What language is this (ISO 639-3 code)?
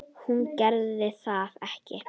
isl